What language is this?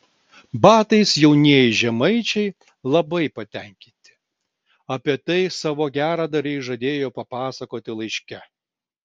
Lithuanian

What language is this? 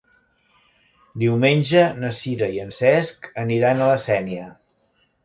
Catalan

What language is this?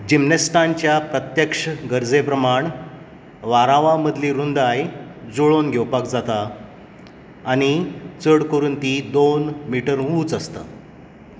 Konkani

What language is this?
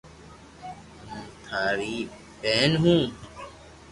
Loarki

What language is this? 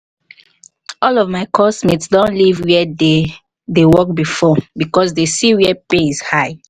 Nigerian Pidgin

